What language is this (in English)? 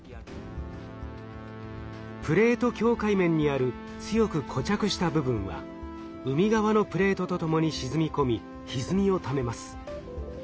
Japanese